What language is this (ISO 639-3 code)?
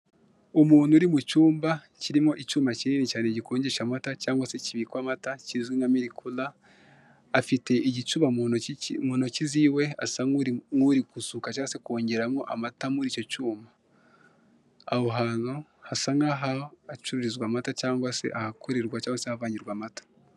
kin